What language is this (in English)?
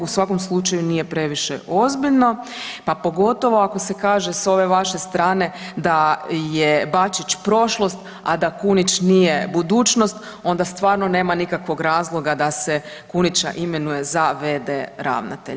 Croatian